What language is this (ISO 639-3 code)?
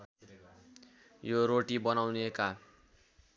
nep